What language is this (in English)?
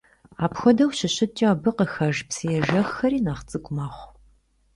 Kabardian